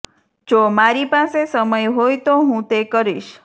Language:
Gujarati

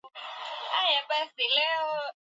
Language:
Swahili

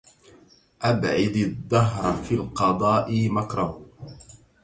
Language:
Arabic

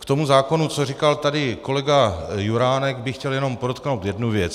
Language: Czech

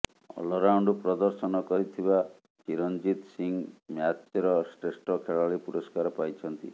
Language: Odia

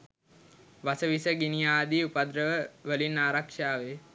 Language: Sinhala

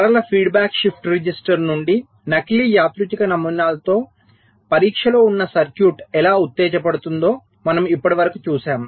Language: Telugu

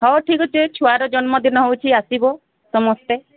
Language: Odia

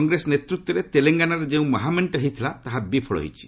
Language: Odia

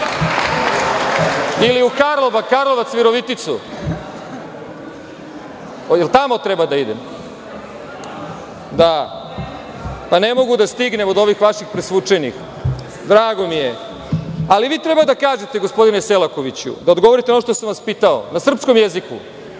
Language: Serbian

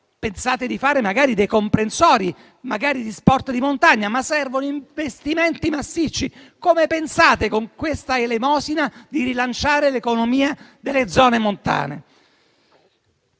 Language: Italian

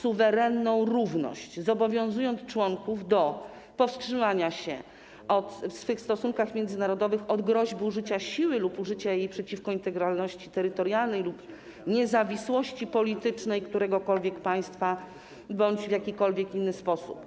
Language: Polish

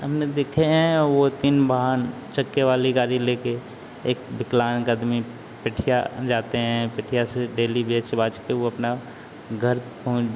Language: Hindi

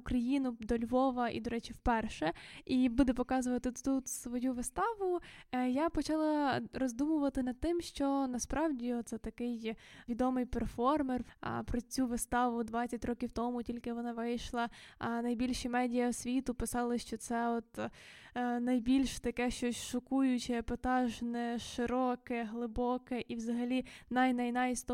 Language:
Ukrainian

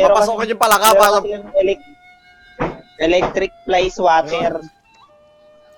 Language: Filipino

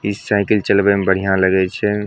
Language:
Maithili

